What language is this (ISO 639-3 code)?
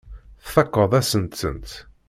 kab